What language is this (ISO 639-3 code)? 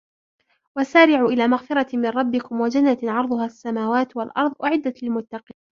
ara